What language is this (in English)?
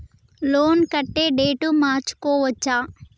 Telugu